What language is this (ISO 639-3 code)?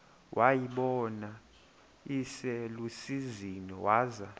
xho